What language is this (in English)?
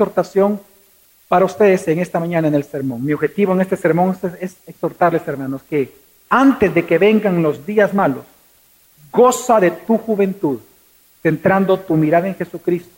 Spanish